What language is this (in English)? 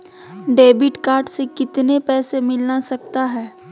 Magahi